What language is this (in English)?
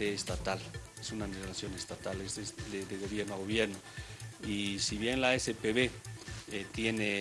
Spanish